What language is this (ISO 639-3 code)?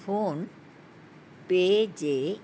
snd